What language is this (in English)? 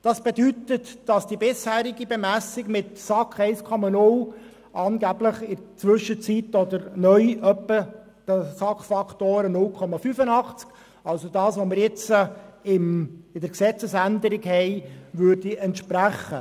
Swiss German